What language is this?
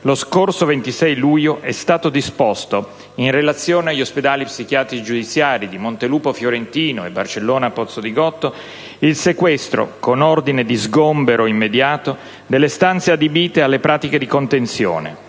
Italian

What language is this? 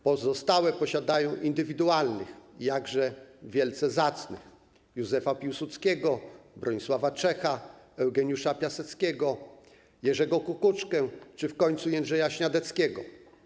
Polish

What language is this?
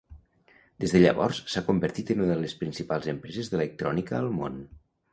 Catalan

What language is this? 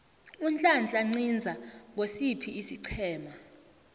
South Ndebele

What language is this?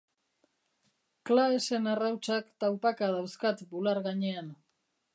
Basque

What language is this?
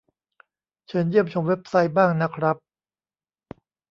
Thai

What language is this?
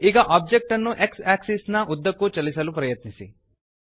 Kannada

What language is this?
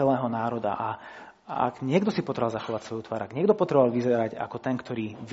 Slovak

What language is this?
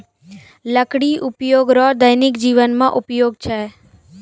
Maithili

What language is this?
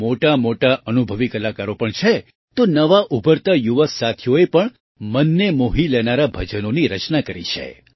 Gujarati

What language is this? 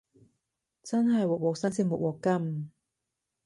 Cantonese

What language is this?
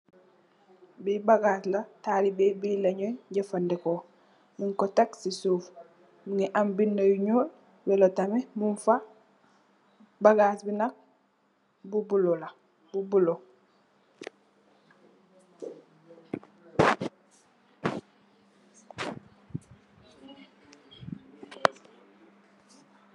Wolof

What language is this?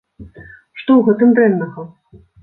Belarusian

